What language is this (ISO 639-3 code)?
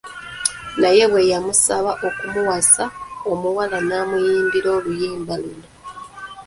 lug